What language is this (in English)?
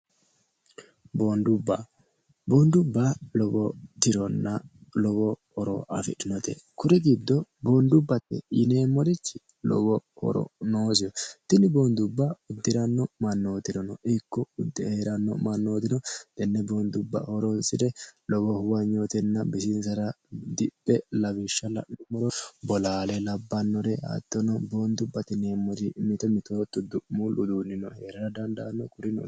Sidamo